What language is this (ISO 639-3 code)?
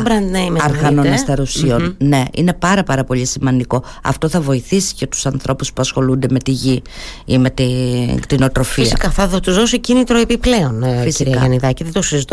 ell